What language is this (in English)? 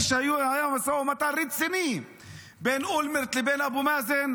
Hebrew